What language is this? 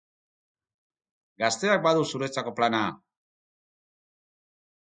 Basque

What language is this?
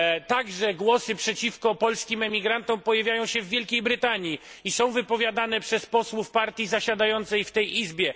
Polish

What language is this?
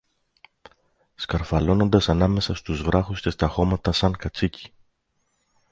Greek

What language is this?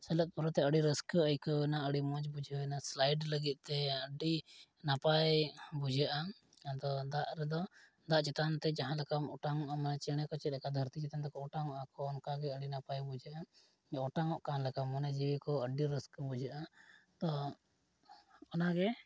Santali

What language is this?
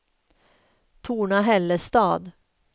Swedish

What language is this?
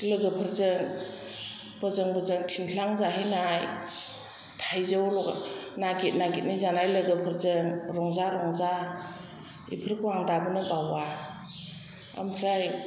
Bodo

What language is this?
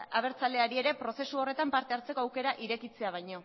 Basque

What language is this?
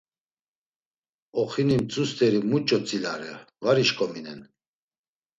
Laz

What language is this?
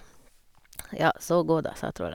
Norwegian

